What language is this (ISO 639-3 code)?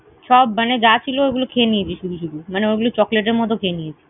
ben